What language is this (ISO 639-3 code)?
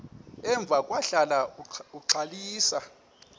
xho